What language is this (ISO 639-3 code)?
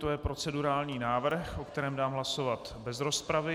ces